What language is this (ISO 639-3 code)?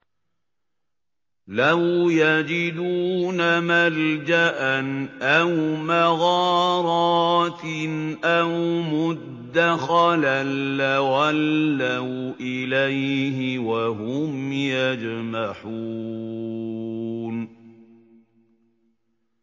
ara